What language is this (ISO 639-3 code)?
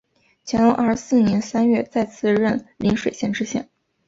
zho